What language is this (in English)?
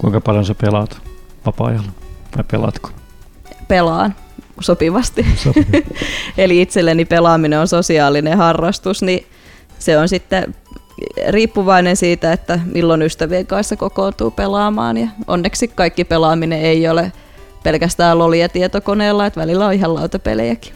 Finnish